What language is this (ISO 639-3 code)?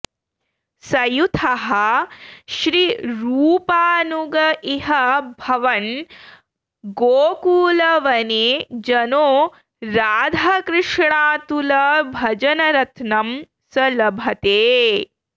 san